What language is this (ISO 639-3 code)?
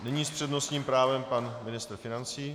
ces